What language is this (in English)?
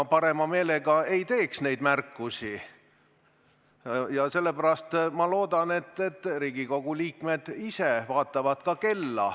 Estonian